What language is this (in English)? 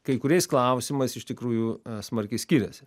Lithuanian